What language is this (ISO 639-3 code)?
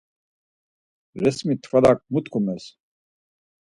lzz